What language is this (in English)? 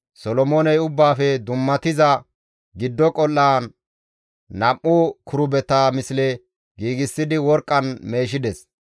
Gamo